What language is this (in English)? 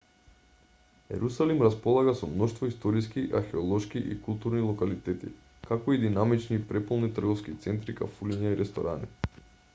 Macedonian